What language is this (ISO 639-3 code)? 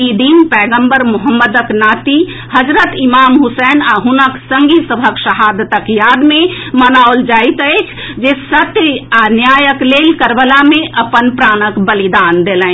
mai